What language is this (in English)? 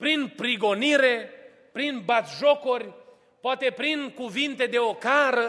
Romanian